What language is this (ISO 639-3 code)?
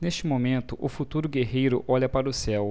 por